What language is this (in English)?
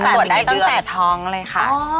Thai